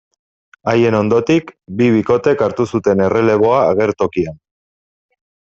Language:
Basque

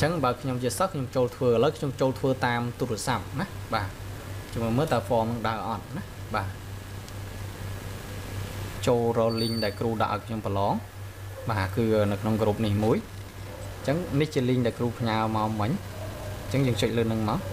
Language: Vietnamese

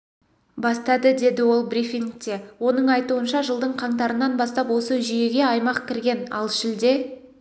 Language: Kazakh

